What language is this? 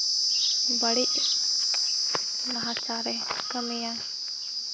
Santali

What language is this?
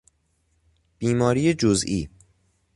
Persian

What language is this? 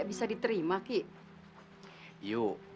Indonesian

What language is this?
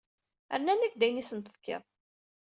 Kabyle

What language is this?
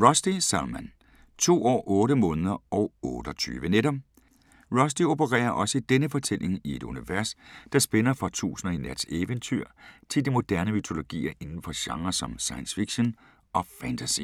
Danish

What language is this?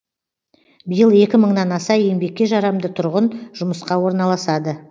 Kazakh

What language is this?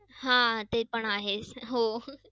Marathi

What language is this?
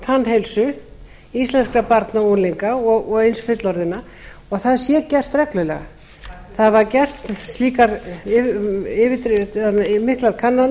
Icelandic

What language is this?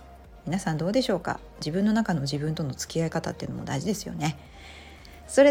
Japanese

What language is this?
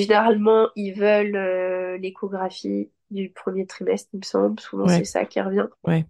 French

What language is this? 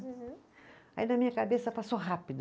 Portuguese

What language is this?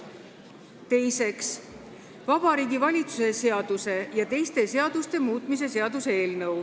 Estonian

